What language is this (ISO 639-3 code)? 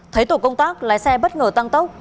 vie